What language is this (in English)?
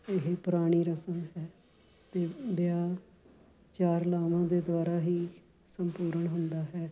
Punjabi